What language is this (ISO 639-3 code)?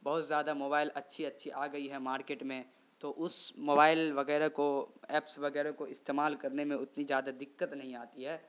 urd